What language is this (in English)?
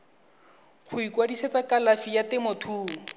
Tswana